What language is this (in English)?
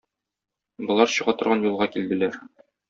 Tatar